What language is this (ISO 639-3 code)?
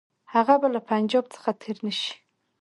pus